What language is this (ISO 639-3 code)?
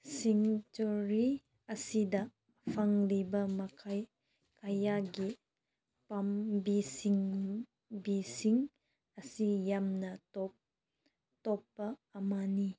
mni